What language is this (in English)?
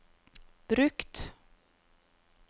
Norwegian